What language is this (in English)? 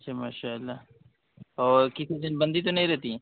Urdu